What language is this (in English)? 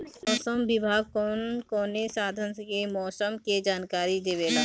Bhojpuri